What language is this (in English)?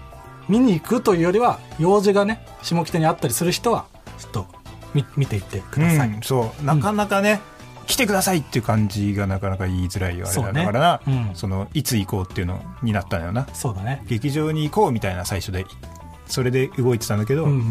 Japanese